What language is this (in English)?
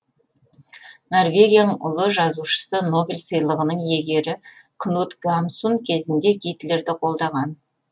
Kazakh